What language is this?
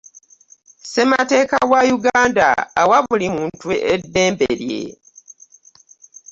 Ganda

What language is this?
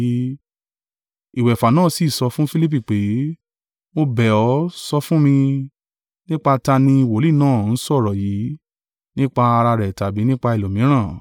Yoruba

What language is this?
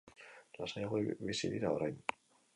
Basque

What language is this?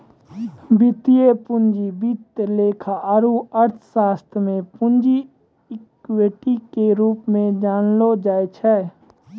Maithili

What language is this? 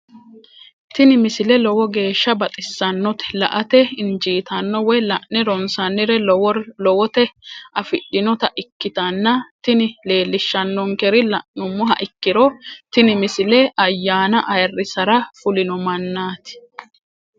Sidamo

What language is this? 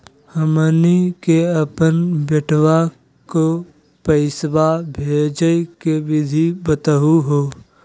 Magahi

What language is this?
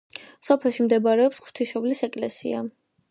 Georgian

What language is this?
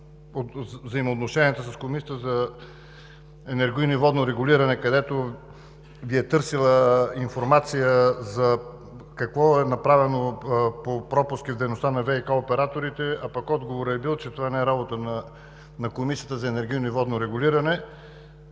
Bulgarian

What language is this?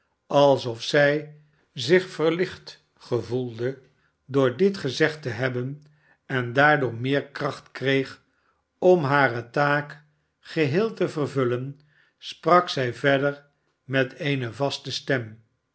Dutch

